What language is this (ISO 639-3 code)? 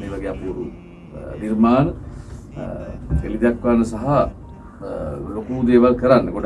ind